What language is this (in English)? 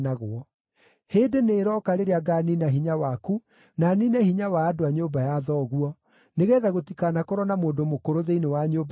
Kikuyu